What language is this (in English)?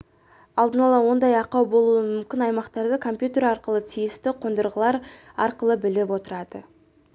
Kazakh